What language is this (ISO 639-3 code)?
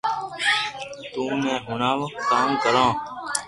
lrk